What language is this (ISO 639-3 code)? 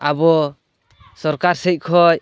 sat